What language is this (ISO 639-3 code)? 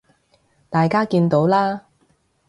yue